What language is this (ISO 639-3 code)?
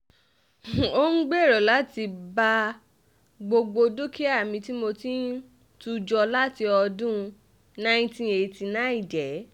yor